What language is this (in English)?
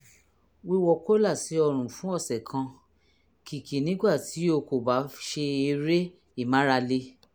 Yoruba